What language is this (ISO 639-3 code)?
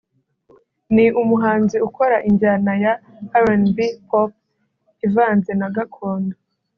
kin